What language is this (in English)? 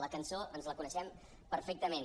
Catalan